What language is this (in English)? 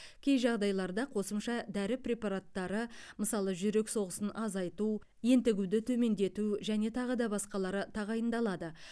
Kazakh